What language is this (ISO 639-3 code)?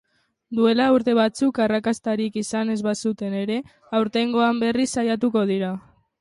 eus